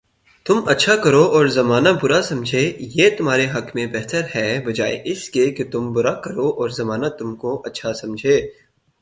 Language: Urdu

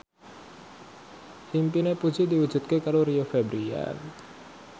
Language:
Javanese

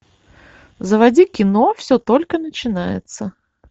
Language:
Russian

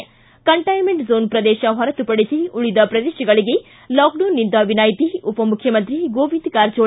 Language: Kannada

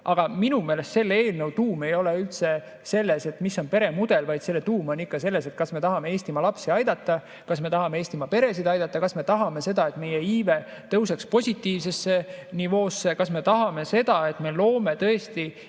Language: Estonian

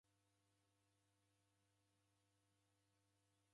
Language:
Taita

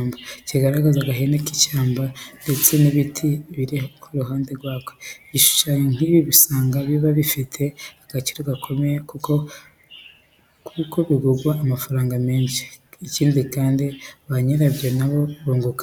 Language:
Kinyarwanda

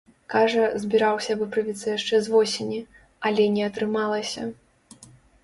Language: Belarusian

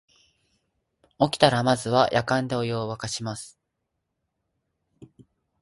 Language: Japanese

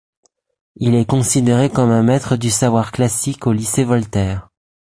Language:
French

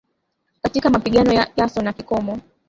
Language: Swahili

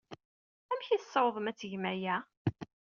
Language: Kabyle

